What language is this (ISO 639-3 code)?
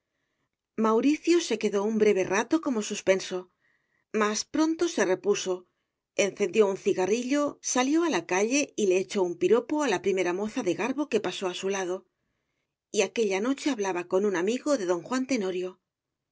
spa